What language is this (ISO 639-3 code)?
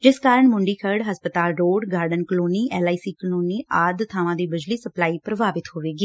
pan